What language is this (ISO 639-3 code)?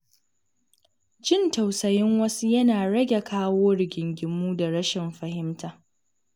hau